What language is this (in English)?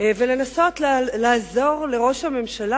Hebrew